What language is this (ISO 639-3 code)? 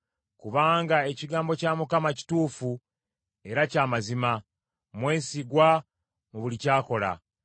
lug